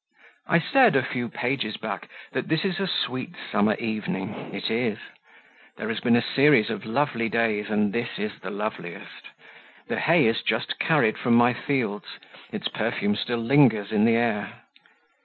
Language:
English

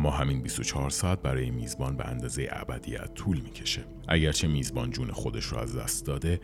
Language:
Persian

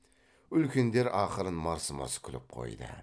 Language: Kazakh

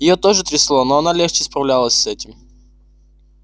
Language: Russian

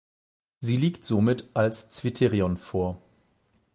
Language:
German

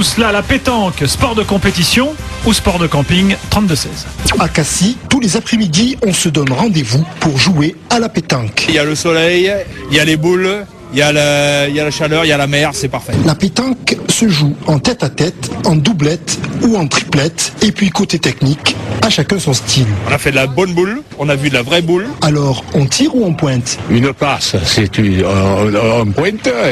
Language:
French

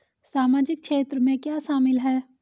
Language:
Hindi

